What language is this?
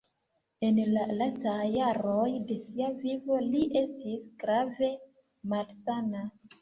Esperanto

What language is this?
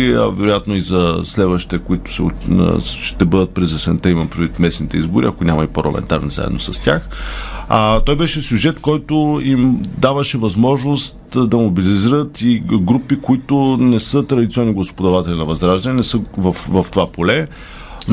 Bulgarian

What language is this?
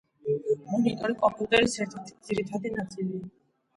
Georgian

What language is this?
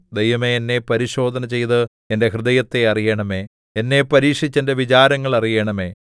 Malayalam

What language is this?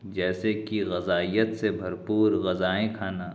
Urdu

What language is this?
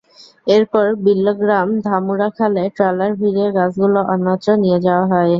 Bangla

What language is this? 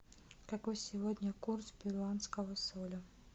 Russian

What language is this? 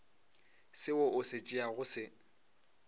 Northern Sotho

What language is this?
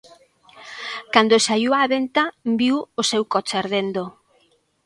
Galician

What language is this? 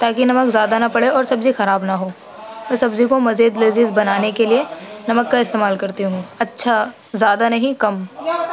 Urdu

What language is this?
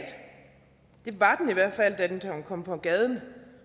Danish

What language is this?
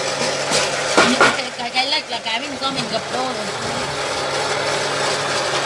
Vietnamese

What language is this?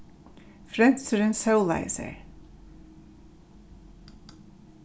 Faroese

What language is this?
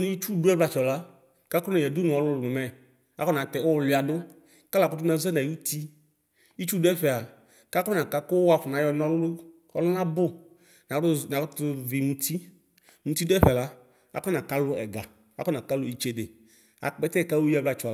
Ikposo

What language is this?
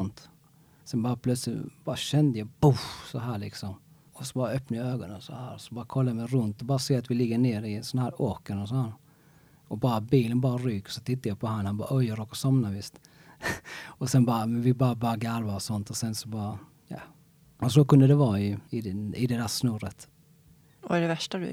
Swedish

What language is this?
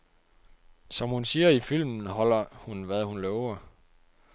Danish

